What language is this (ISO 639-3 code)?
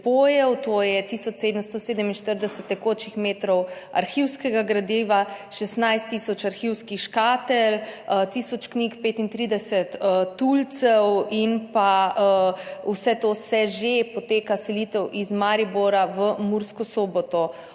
slv